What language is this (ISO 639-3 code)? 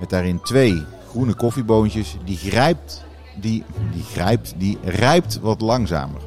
nld